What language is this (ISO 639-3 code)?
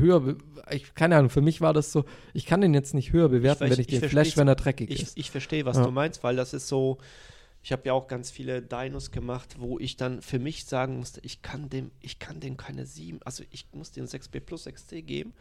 deu